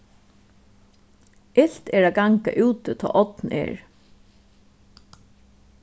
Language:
Faroese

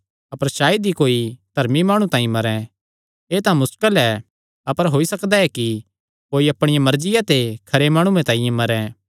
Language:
Kangri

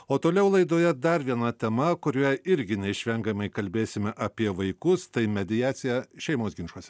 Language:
Lithuanian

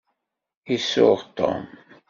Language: Kabyle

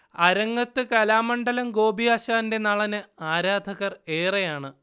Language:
Malayalam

